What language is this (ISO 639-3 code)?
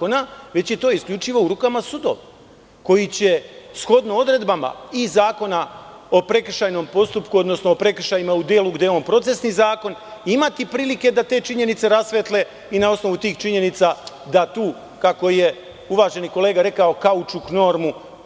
srp